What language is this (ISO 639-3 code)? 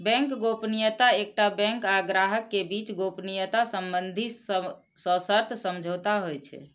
mai